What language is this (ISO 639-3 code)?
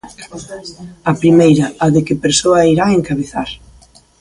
glg